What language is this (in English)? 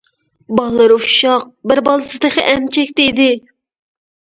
Uyghur